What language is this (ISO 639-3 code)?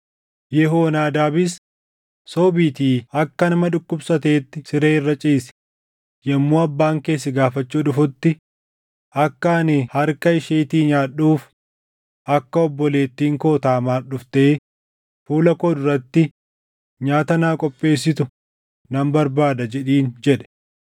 orm